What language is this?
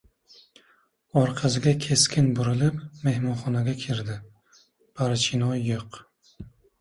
Uzbek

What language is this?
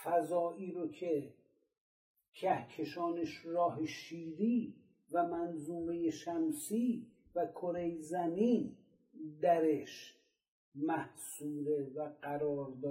Persian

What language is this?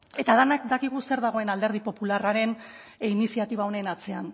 Basque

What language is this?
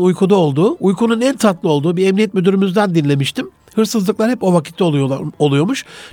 Turkish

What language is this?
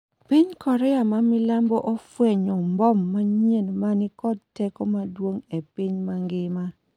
Luo (Kenya and Tanzania)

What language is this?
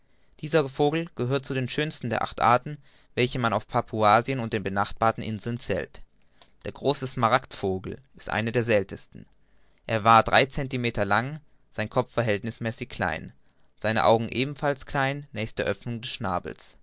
German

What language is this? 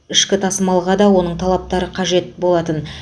Kazakh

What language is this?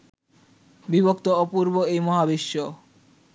Bangla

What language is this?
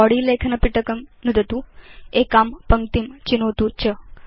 Sanskrit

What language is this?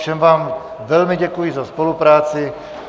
Czech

